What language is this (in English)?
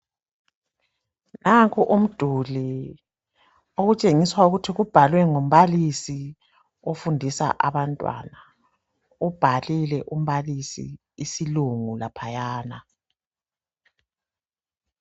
North Ndebele